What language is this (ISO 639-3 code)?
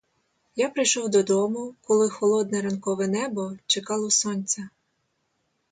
ukr